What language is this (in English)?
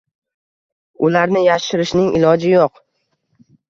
Uzbek